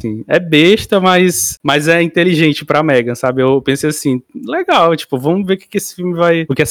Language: Portuguese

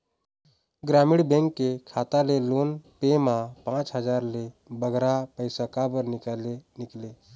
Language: Chhattisgarhi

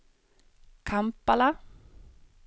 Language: Swedish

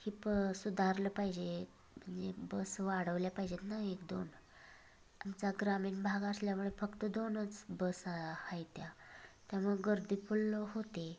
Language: Marathi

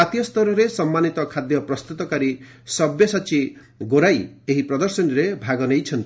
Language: Odia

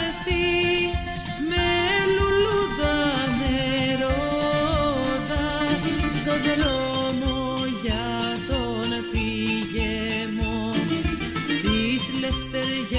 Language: Greek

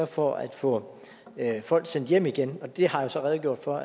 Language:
Danish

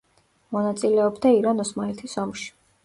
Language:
Georgian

